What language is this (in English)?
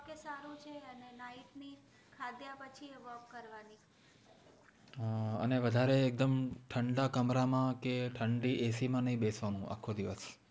Gujarati